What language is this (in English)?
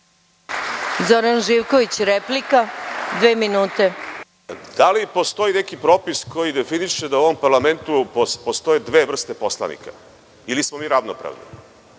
Serbian